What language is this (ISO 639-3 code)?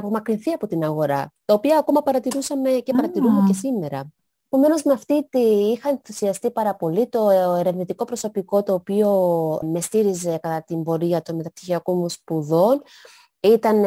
ell